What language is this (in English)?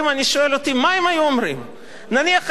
Hebrew